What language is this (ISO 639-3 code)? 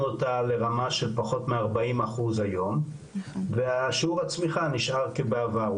heb